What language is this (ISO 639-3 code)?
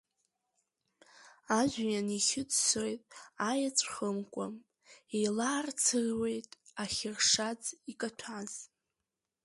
abk